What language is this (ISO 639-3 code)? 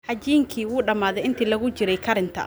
som